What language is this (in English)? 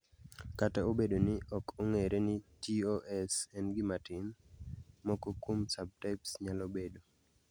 Luo (Kenya and Tanzania)